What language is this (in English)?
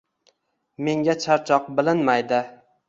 Uzbek